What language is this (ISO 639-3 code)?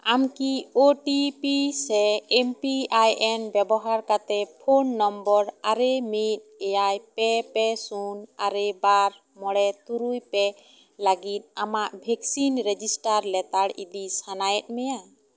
sat